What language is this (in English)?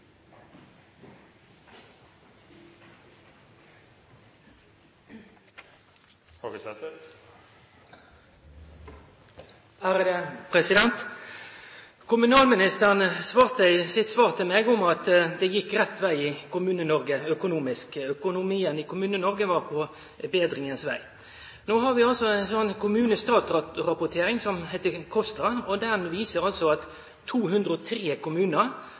Norwegian Nynorsk